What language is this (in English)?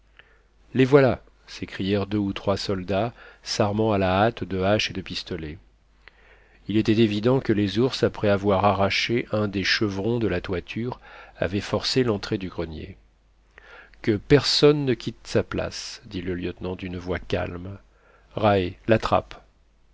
French